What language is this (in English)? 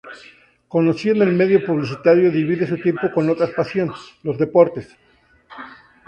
Spanish